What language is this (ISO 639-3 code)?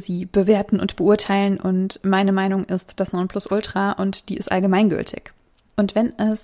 deu